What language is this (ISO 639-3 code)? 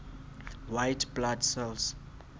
sot